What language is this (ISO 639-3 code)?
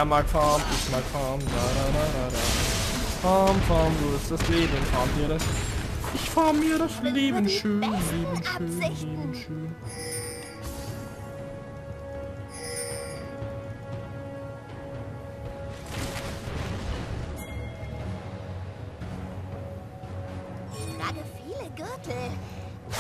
deu